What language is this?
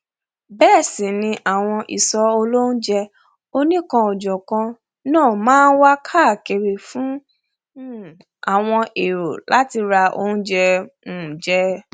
Yoruba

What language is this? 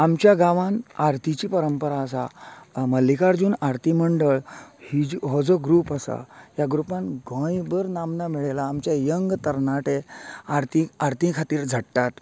Konkani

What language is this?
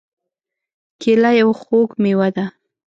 Pashto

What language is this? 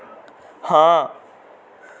Dogri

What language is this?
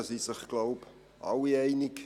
Swiss German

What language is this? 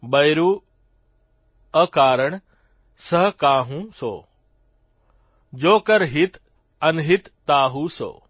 Gujarati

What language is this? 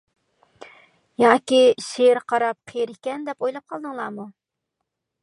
Uyghur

